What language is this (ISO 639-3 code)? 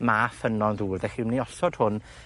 cym